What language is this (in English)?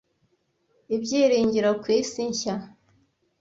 Kinyarwanda